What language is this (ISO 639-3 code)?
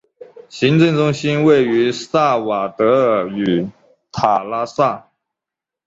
zho